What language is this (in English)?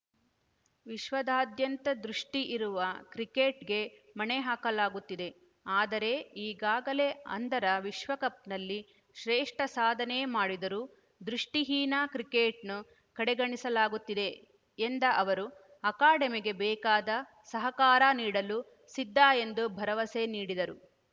Kannada